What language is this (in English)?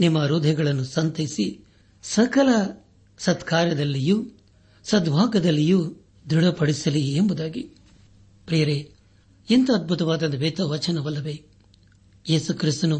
Kannada